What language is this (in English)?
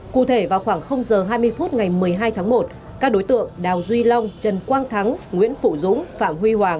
Vietnamese